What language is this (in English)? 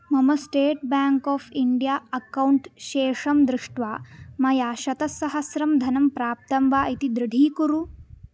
Sanskrit